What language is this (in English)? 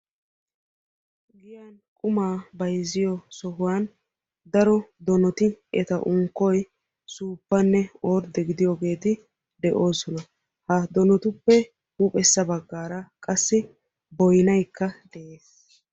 Wolaytta